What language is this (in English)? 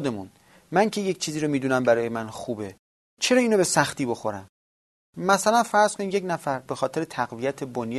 Persian